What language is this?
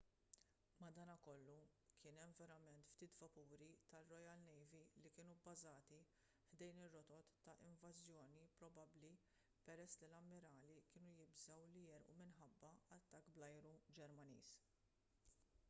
Maltese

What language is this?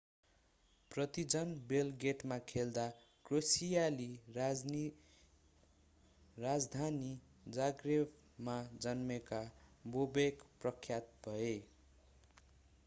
Nepali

